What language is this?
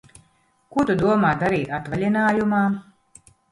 Latvian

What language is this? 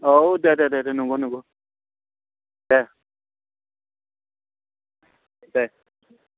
Bodo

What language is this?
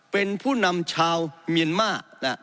Thai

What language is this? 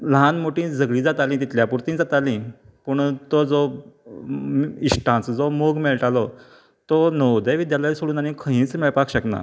Konkani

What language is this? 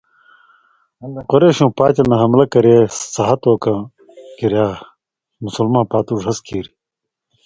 Indus Kohistani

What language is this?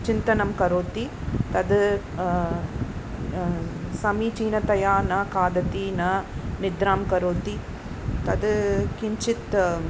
Sanskrit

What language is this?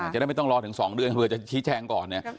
Thai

